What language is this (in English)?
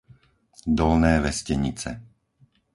Slovak